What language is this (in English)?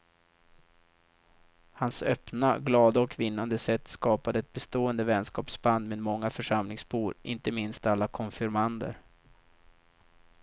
Swedish